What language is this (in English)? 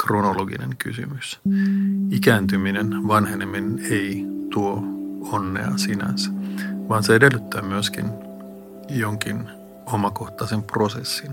Finnish